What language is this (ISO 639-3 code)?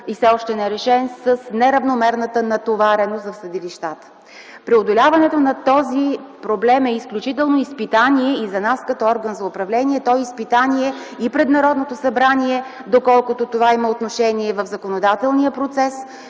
bul